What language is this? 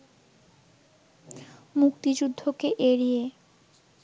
Bangla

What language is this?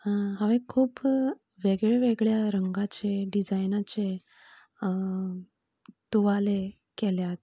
Konkani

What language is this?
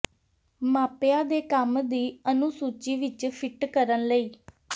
Punjabi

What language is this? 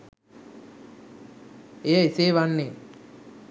Sinhala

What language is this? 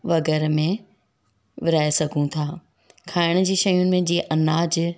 Sindhi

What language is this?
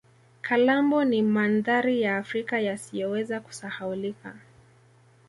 Swahili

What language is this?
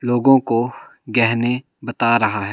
Hindi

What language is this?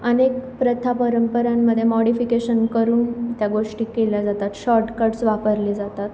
Marathi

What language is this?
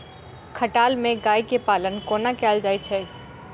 Maithili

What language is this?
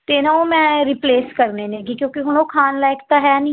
Punjabi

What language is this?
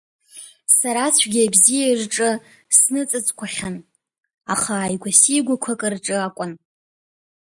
Abkhazian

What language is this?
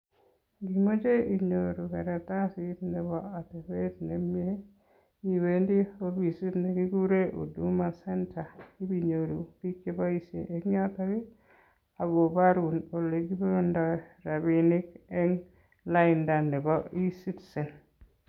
Kalenjin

